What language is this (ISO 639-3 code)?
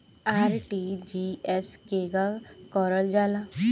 bho